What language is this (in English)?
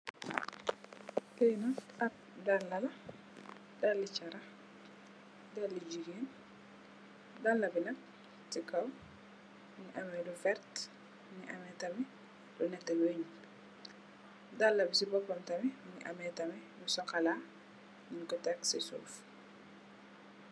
Wolof